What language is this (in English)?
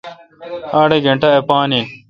Kalkoti